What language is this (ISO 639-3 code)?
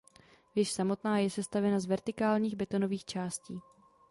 ces